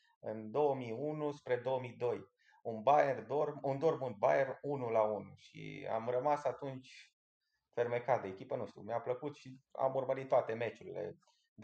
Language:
Romanian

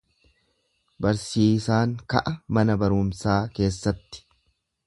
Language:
Oromo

